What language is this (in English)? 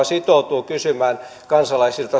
Finnish